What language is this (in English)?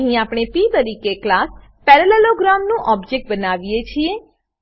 Gujarati